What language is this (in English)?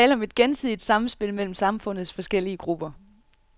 Danish